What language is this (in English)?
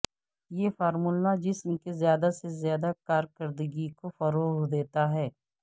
Urdu